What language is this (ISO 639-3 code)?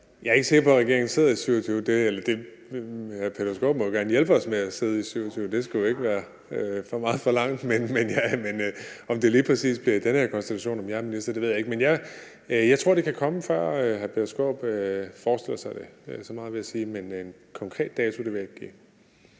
dan